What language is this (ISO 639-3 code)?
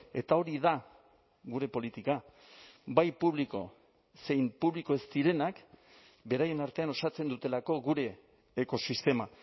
eus